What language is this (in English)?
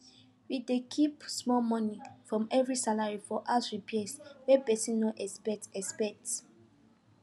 Nigerian Pidgin